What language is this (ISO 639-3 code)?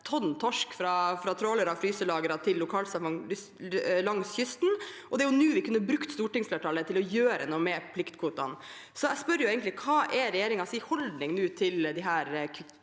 nor